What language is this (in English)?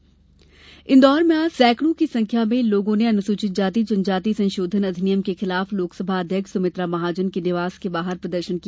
Hindi